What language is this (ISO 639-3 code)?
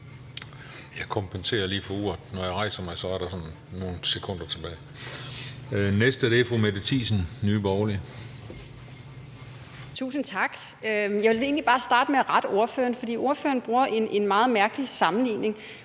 dan